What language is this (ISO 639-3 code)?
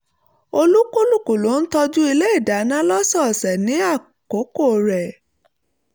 yor